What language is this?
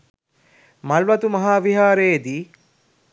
Sinhala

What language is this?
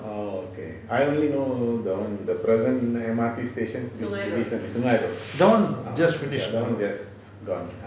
English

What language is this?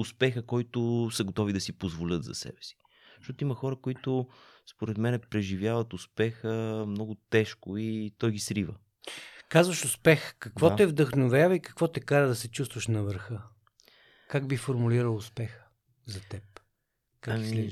Bulgarian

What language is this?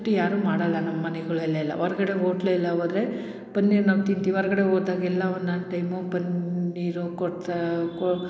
Kannada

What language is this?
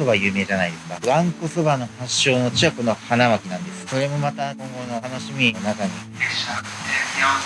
Japanese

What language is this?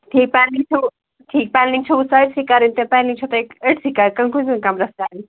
Kashmiri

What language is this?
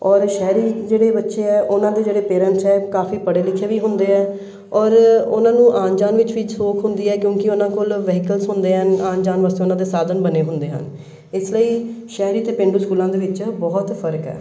Punjabi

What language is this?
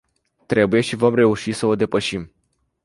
Romanian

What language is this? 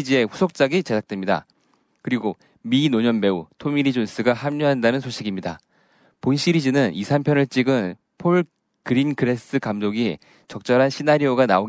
Korean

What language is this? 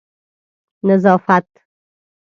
Pashto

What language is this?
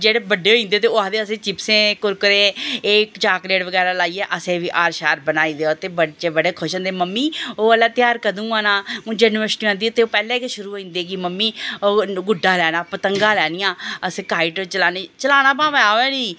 Dogri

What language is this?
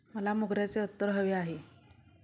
Marathi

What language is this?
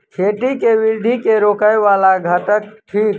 Maithili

